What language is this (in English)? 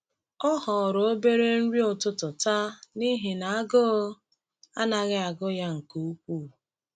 Igbo